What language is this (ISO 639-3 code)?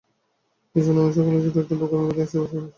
ben